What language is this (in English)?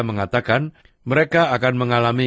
Indonesian